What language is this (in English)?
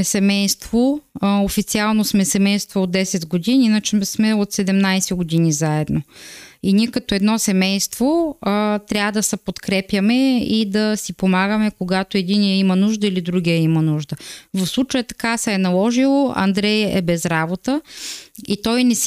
Bulgarian